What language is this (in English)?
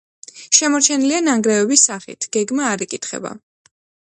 Georgian